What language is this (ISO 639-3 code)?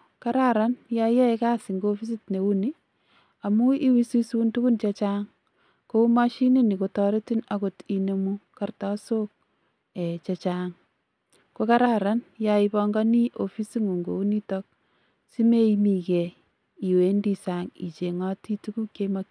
kln